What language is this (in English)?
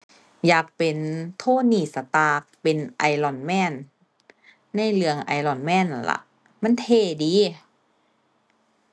Thai